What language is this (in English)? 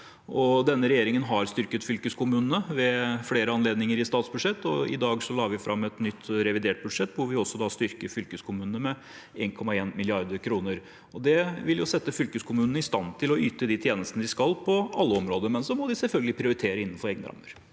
Norwegian